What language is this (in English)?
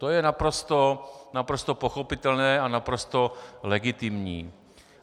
Czech